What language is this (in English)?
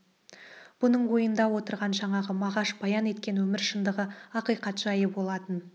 Kazakh